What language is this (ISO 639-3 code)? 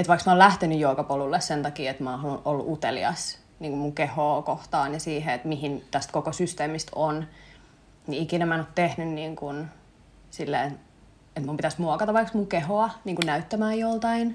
fin